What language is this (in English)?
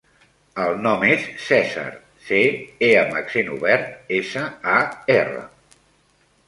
Catalan